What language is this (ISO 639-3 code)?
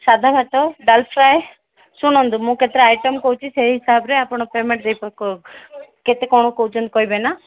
ori